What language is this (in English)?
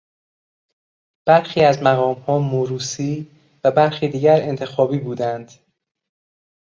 Persian